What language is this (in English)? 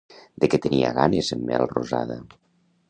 Catalan